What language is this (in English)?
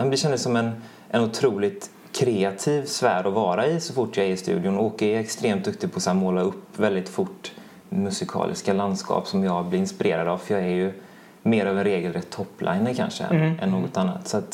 Swedish